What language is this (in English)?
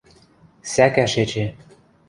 Western Mari